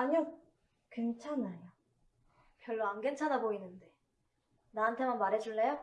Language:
Korean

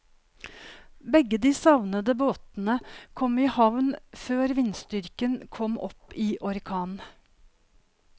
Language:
Norwegian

